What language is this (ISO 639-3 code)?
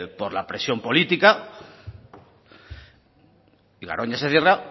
spa